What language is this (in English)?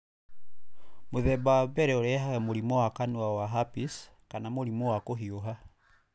Kikuyu